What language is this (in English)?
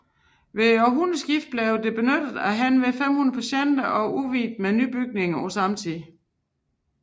Danish